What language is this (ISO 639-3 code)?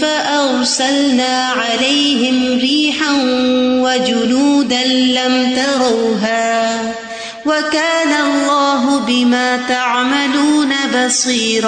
urd